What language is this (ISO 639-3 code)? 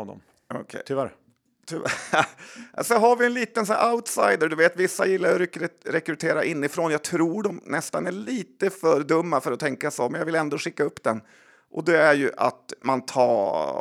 swe